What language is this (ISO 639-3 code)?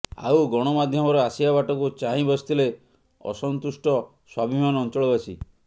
ori